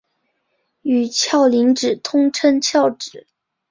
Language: Chinese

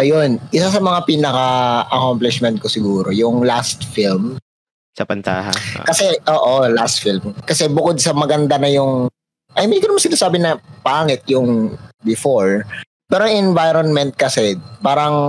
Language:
Filipino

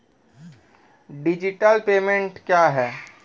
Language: Maithili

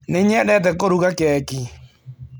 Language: Kikuyu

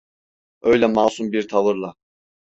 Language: Turkish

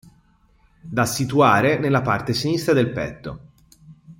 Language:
Italian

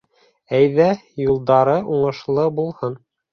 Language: Bashkir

